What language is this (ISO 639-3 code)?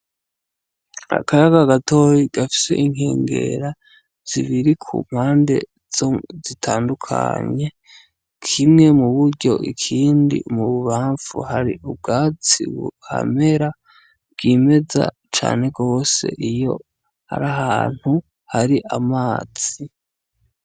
run